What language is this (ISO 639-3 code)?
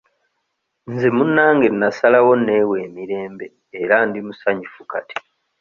lug